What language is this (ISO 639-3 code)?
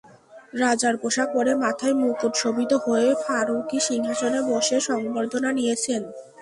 ben